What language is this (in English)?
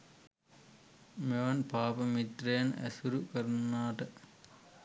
Sinhala